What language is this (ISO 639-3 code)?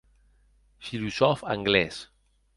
oci